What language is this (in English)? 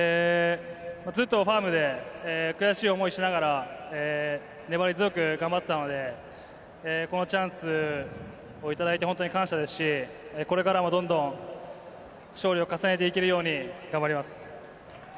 Japanese